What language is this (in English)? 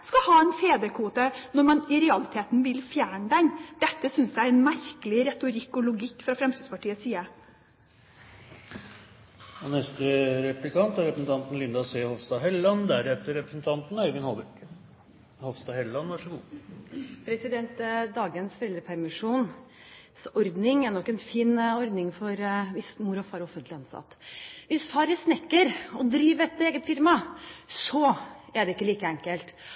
Norwegian Bokmål